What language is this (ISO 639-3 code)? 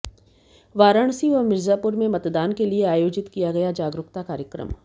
hin